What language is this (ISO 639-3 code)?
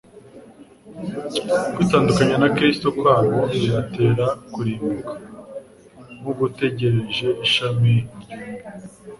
kin